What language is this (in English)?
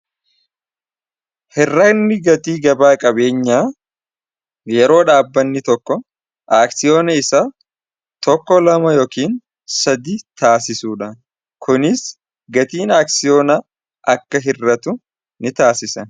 Oromo